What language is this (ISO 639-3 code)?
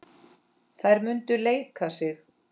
isl